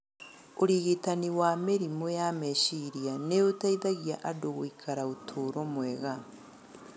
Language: Kikuyu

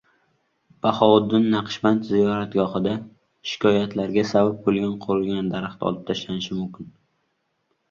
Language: Uzbek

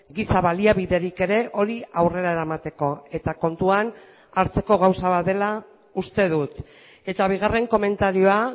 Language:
Basque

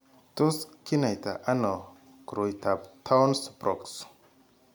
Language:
Kalenjin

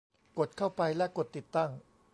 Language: Thai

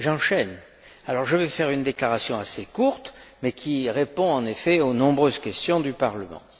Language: French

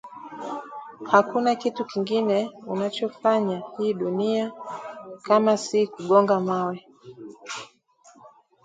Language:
Swahili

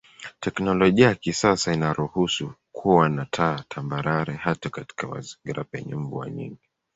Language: Swahili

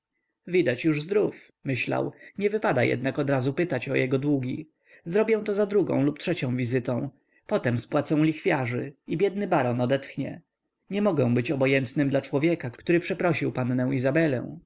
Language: Polish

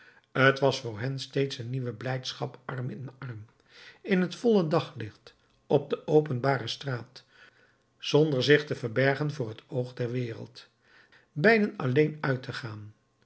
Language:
Dutch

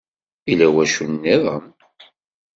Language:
Kabyle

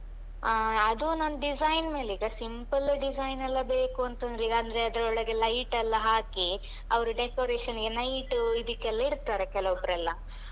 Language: Kannada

